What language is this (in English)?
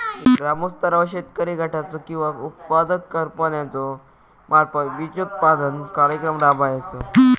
Marathi